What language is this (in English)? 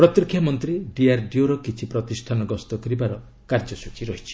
Odia